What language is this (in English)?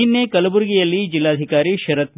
Kannada